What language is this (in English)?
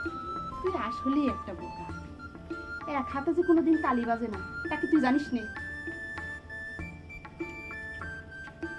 Bangla